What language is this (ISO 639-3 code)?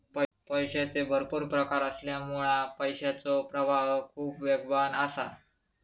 mar